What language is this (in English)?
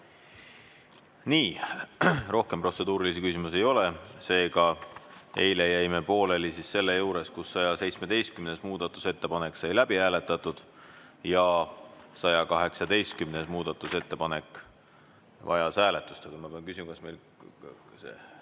Estonian